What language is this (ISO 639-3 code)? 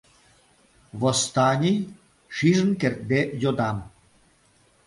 chm